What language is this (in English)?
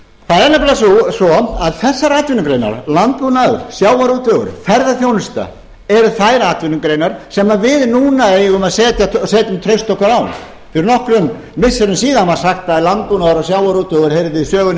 Icelandic